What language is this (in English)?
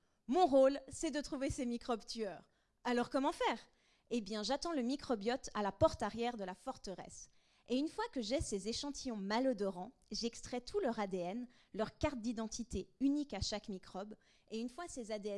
French